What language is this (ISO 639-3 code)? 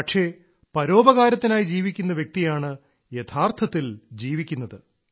mal